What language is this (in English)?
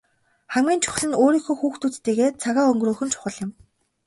Mongolian